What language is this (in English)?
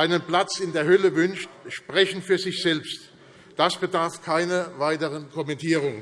German